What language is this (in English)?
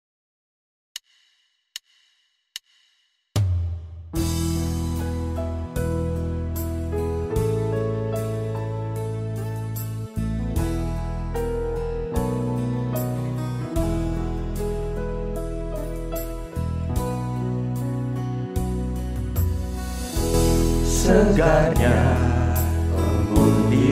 Indonesian